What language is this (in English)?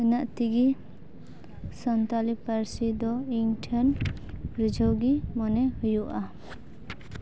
Santali